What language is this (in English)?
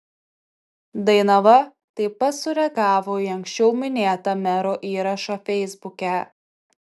Lithuanian